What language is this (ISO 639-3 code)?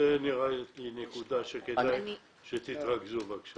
heb